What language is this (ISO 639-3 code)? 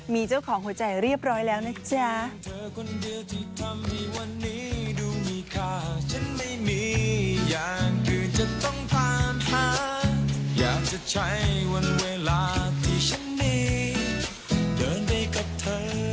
tha